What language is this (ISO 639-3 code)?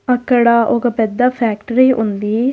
tel